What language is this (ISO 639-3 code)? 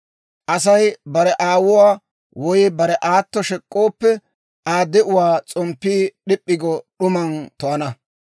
dwr